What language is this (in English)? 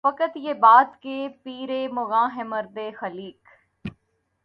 Urdu